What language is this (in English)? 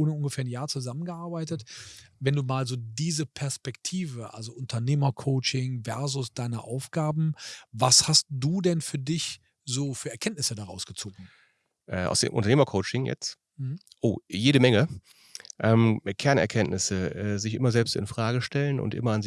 German